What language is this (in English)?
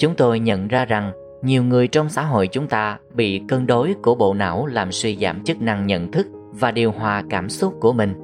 Vietnamese